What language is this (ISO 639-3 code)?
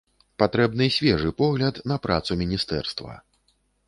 bel